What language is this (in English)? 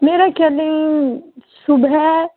Urdu